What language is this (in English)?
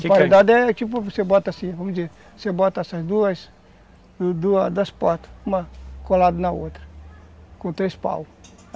Portuguese